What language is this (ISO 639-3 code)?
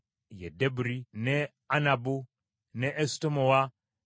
lug